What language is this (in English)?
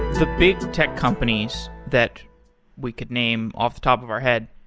English